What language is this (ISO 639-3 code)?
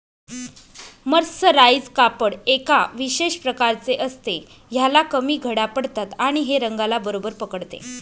mar